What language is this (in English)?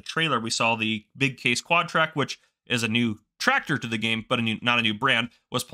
English